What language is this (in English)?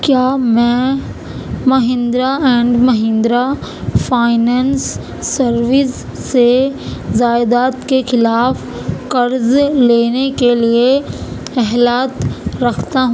Urdu